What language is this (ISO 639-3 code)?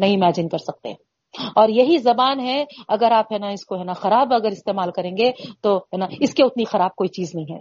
urd